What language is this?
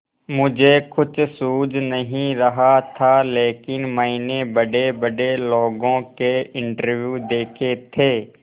Hindi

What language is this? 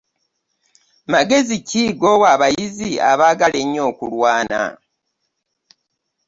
Ganda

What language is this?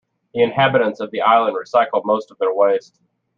English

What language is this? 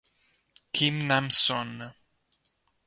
Italian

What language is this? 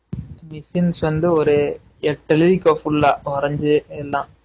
Tamil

